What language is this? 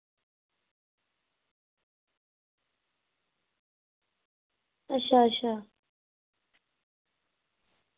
Dogri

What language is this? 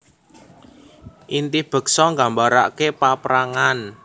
Javanese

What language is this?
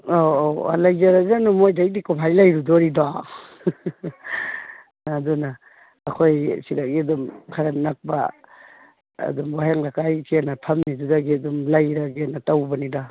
Manipuri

